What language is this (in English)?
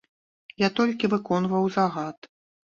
Belarusian